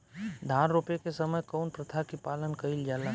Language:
Bhojpuri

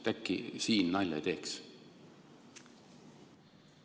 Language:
Estonian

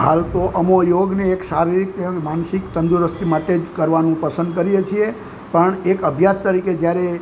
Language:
Gujarati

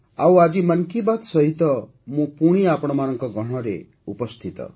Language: Odia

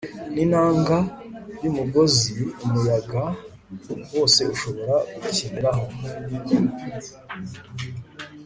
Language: Kinyarwanda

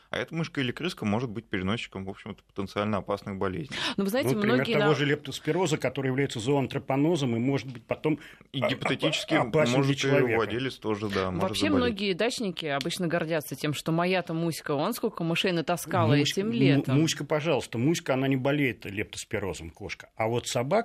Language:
Russian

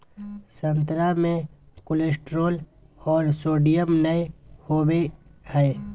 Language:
Magahi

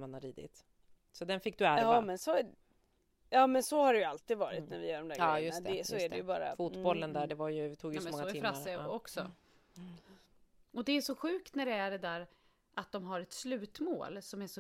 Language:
Swedish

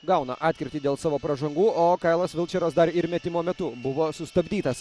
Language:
Lithuanian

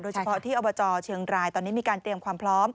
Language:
Thai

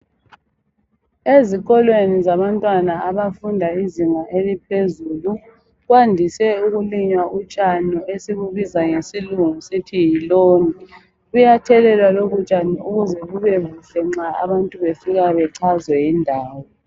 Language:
North Ndebele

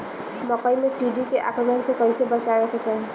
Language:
Bhojpuri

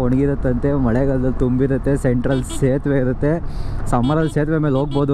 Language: Kannada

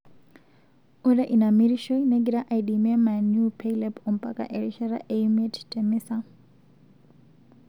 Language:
Masai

